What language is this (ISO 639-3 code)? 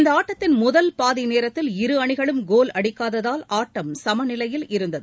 tam